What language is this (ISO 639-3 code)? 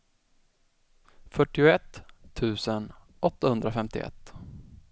swe